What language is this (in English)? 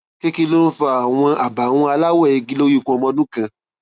Yoruba